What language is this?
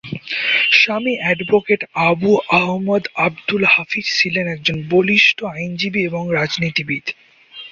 Bangla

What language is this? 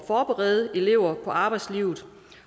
Danish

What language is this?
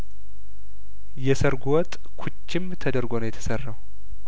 Amharic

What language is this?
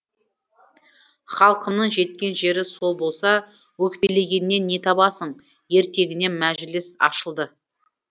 Kazakh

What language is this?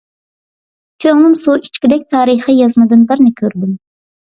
Uyghur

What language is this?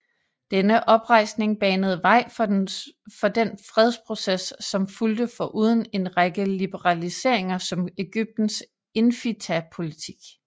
Danish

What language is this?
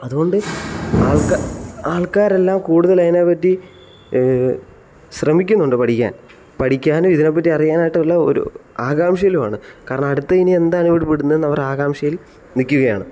Malayalam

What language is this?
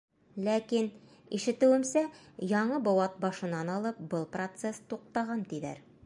Bashkir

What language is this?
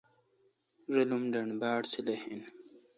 Kalkoti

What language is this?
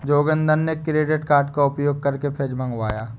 Hindi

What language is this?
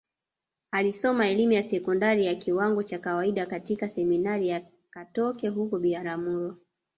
Swahili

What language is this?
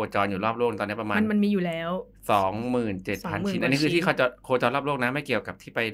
Thai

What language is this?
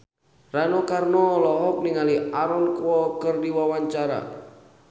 Sundanese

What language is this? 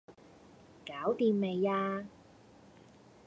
Cantonese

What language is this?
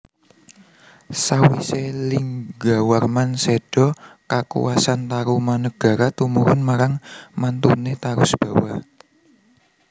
Javanese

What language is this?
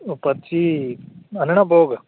Dogri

